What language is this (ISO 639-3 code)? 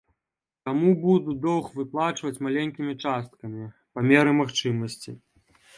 bel